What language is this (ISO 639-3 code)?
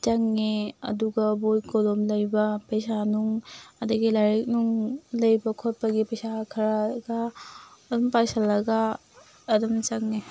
mni